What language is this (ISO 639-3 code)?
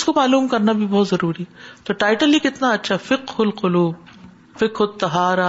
urd